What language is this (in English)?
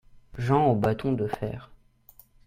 French